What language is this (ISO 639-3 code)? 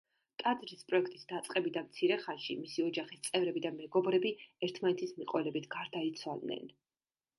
kat